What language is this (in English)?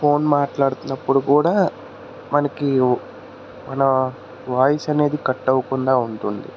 Telugu